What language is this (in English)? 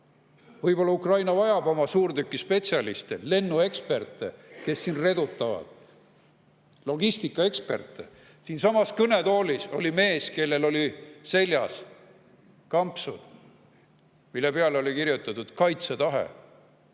Estonian